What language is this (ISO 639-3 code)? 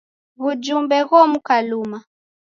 dav